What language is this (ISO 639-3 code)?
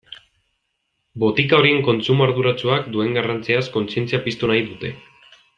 eus